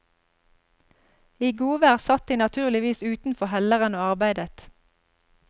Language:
Norwegian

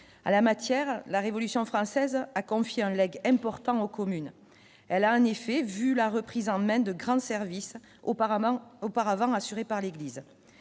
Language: French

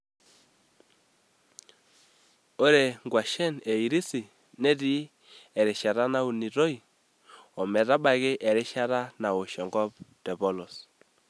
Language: Masai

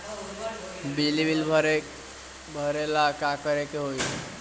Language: Bhojpuri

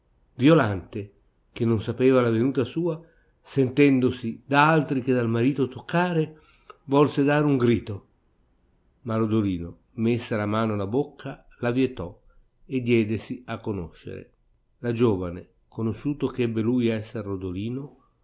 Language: Italian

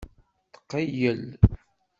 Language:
Kabyle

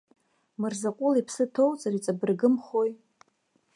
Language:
Abkhazian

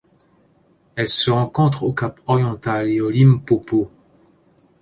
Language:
French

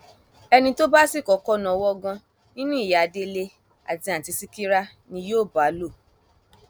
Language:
Yoruba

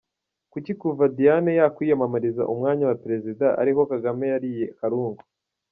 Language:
Kinyarwanda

